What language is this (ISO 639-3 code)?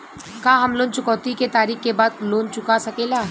bho